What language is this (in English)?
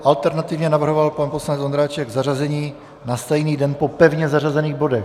Czech